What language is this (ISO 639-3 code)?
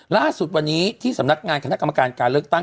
tha